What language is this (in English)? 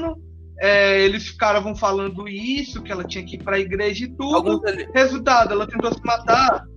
Portuguese